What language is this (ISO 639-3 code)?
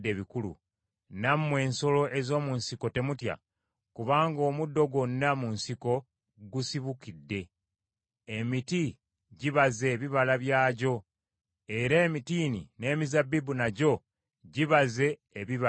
lug